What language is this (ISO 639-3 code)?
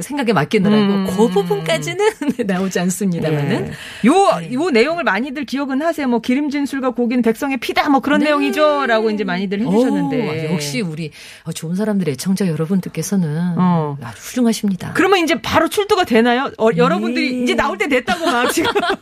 kor